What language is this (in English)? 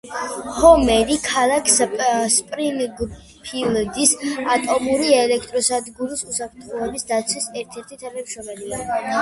Georgian